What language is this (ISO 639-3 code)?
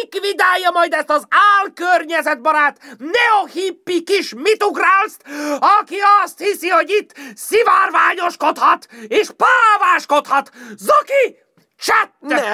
hun